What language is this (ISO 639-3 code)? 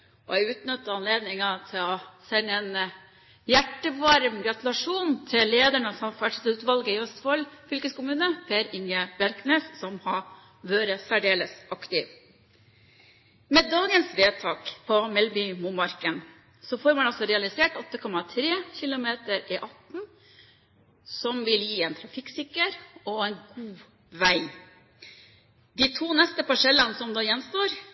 nob